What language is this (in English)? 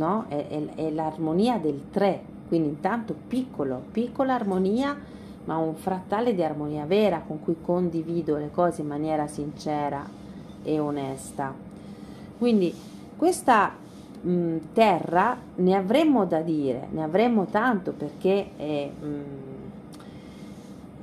Italian